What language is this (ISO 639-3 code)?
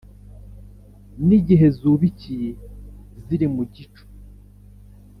kin